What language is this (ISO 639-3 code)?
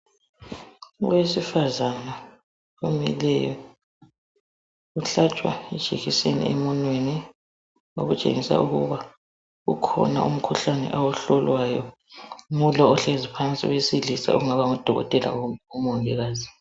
nde